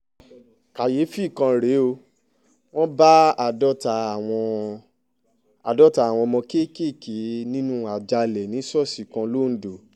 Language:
Yoruba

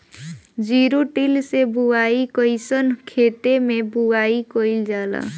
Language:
Bhojpuri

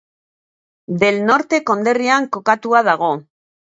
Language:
Basque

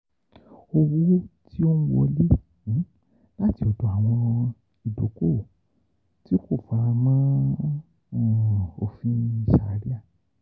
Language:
Yoruba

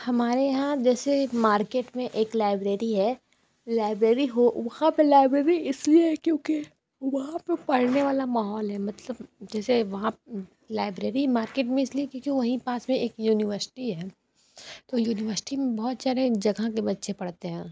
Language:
Hindi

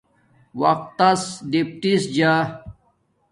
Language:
Domaaki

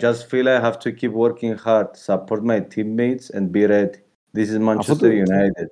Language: Greek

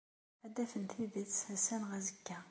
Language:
Kabyle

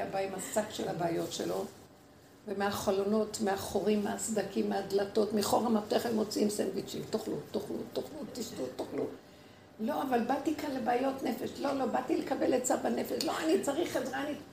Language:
Hebrew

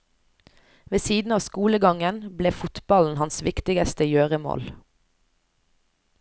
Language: Norwegian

